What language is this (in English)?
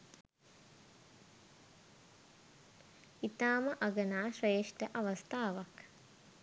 Sinhala